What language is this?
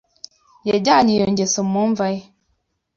Kinyarwanda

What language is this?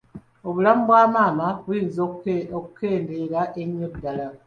Ganda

